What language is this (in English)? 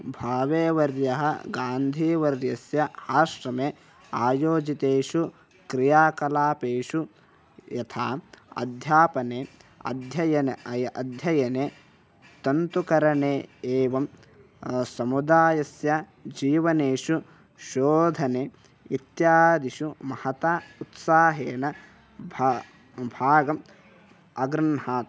Sanskrit